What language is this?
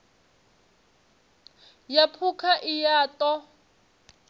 Venda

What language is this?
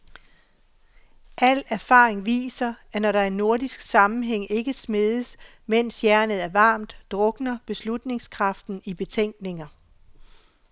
Danish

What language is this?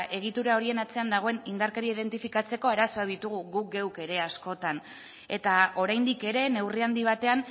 Basque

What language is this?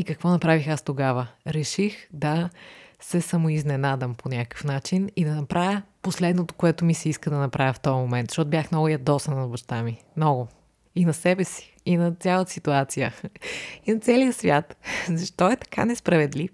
Bulgarian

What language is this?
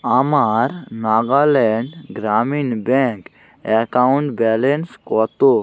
Bangla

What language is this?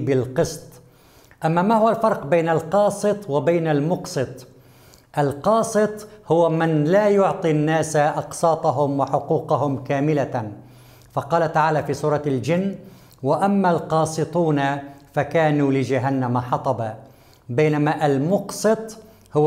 Arabic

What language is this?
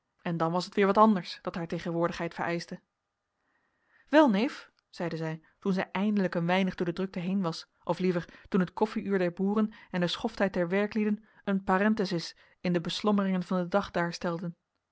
Dutch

